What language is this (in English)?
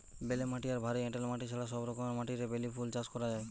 Bangla